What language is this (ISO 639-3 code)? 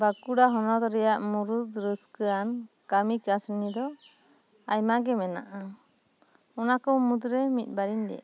sat